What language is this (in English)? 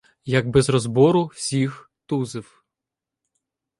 Ukrainian